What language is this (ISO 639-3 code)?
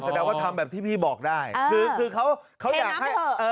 tha